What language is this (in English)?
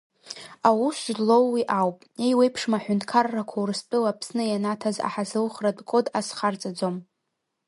Abkhazian